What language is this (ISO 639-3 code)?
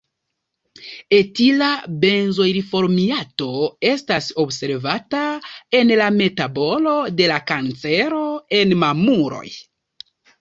epo